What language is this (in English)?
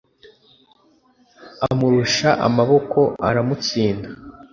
Kinyarwanda